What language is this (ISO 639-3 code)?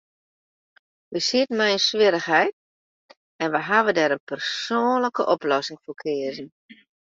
fry